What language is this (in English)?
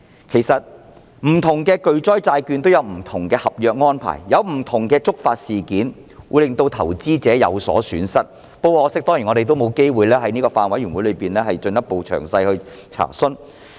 Cantonese